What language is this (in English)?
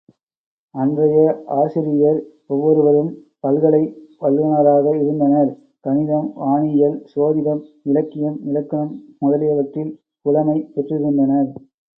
Tamil